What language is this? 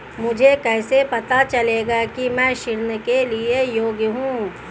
Hindi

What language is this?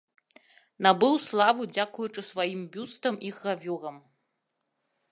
Belarusian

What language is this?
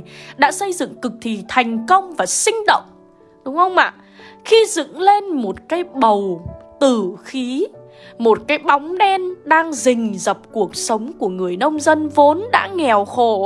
Vietnamese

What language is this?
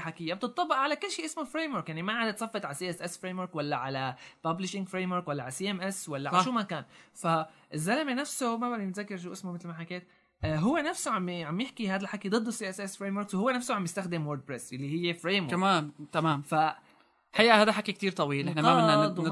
Arabic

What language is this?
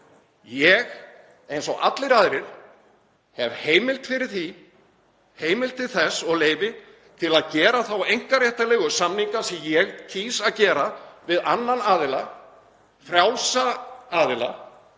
Icelandic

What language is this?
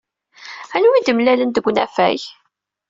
Kabyle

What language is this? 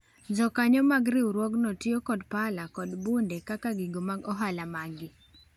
Luo (Kenya and Tanzania)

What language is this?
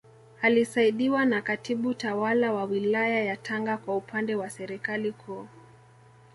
Swahili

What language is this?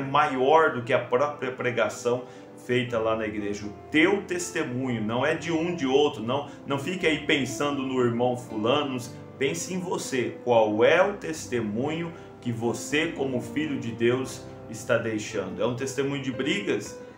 Portuguese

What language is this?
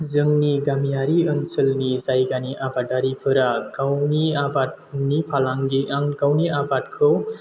Bodo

